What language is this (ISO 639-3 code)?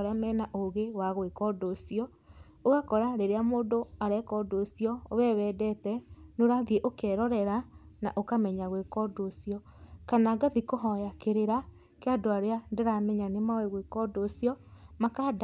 kik